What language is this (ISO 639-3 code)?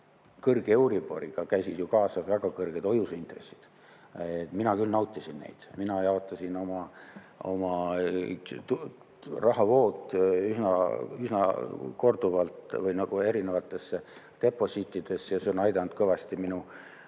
est